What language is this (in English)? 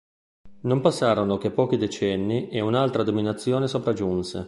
Italian